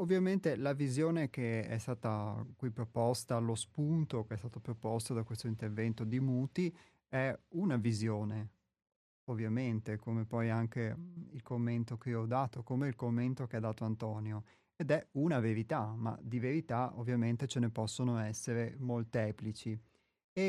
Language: Italian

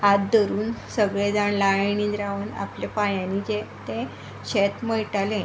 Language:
Konkani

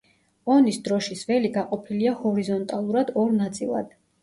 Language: Georgian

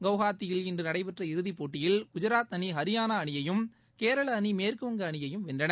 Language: Tamil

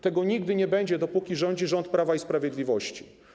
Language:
Polish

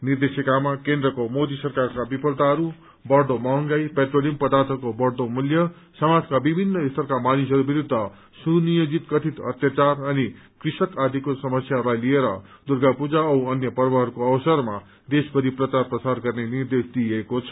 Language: Nepali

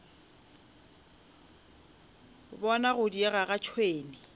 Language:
Northern Sotho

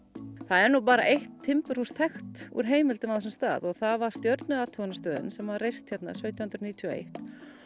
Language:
Icelandic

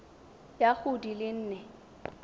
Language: Tswana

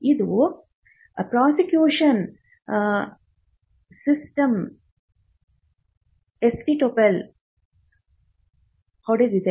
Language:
Kannada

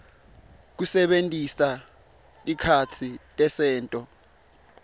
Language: Swati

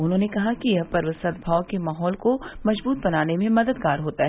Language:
Hindi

